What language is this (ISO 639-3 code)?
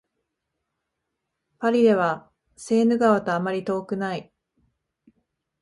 jpn